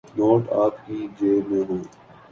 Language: Urdu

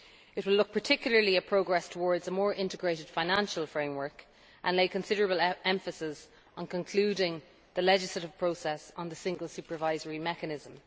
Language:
English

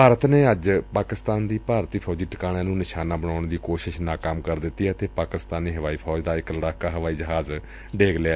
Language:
Punjabi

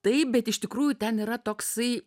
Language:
Lithuanian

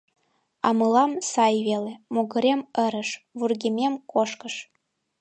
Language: Mari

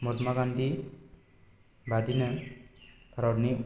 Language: Bodo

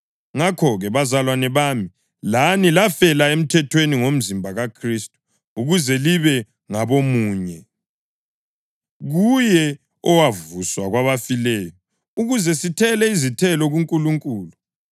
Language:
North Ndebele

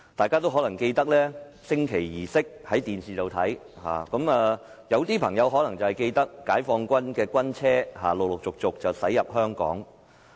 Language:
Cantonese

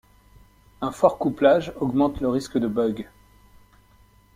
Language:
French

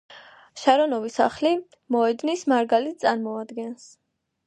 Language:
Georgian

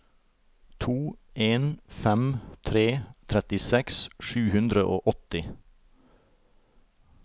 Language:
Norwegian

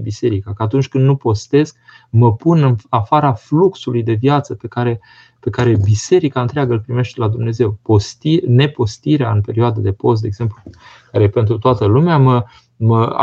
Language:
Romanian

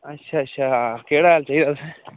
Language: Dogri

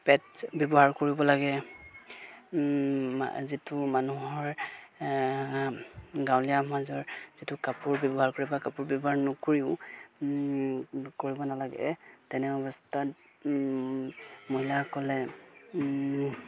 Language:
Assamese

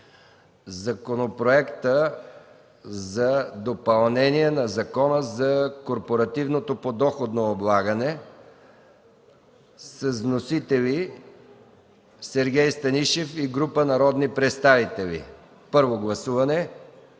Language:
Bulgarian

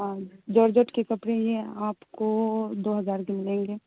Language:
Urdu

